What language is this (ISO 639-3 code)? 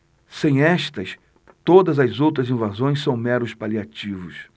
por